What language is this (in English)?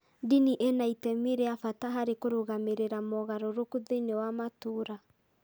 Kikuyu